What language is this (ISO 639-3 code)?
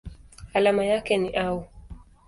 swa